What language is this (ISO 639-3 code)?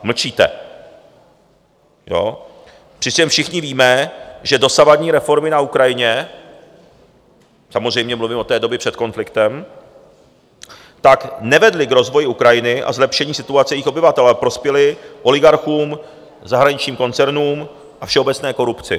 ces